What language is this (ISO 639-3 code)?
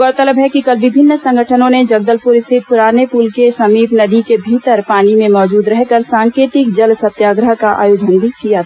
hin